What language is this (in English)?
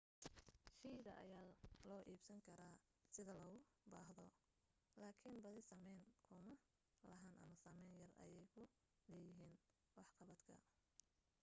Somali